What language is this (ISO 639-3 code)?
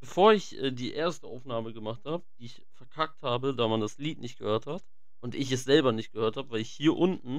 deu